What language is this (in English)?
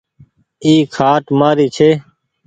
Goaria